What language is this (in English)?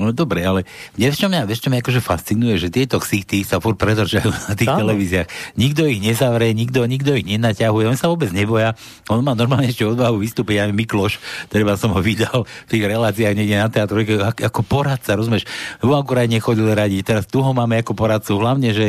Slovak